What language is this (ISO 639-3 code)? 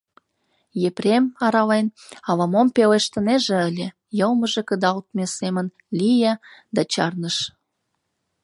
chm